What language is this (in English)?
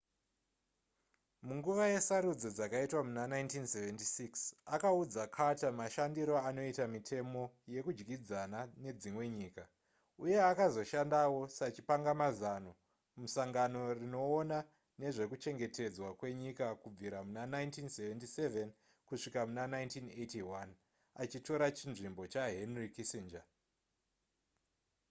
Shona